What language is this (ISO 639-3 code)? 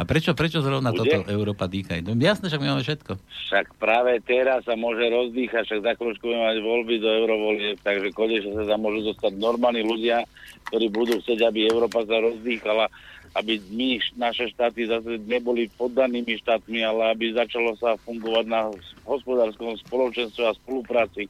slk